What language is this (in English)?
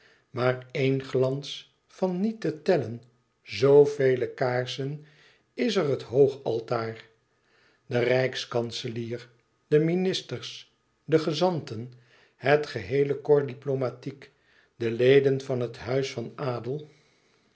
Dutch